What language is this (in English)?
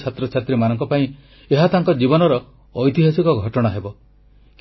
Odia